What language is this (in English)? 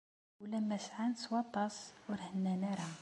Kabyle